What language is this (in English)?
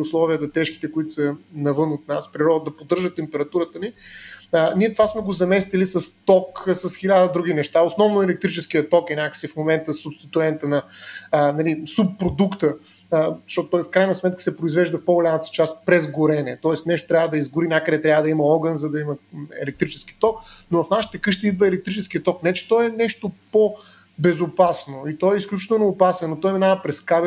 Bulgarian